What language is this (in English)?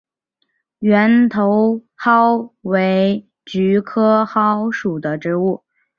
Chinese